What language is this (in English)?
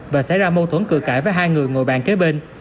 Vietnamese